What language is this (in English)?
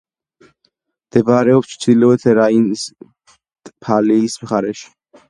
Georgian